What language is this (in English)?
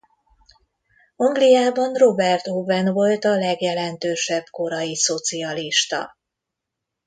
Hungarian